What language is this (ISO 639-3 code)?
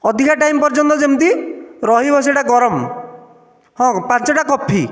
ori